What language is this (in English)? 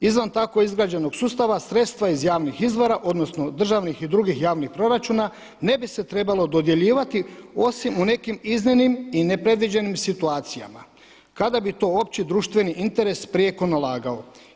Croatian